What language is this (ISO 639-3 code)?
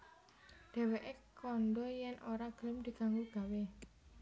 jav